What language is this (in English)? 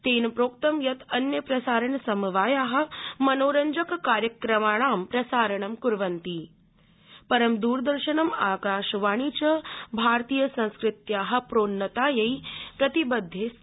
Sanskrit